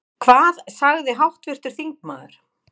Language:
Icelandic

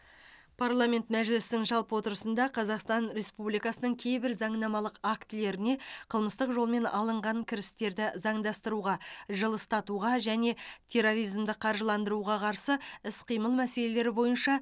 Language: Kazakh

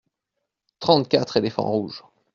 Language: French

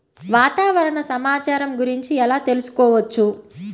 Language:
Telugu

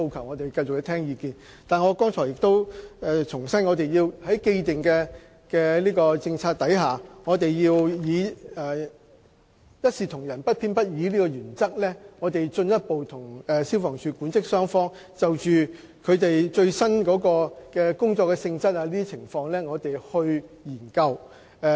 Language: Cantonese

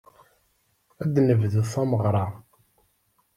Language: Kabyle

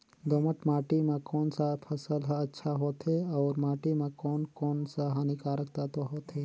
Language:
Chhattisgarhi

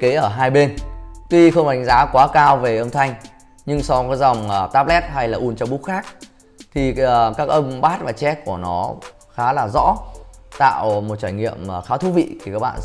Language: Vietnamese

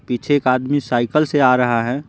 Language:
Hindi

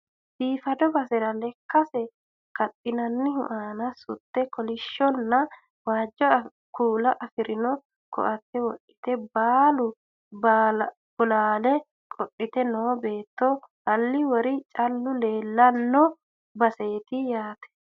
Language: Sidamo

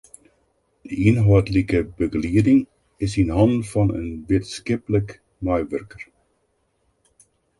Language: Western Frisian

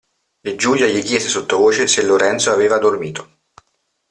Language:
Italian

